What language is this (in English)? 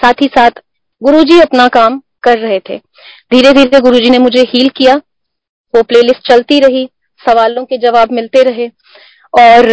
Hindi